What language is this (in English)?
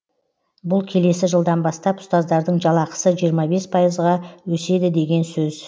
Kazakh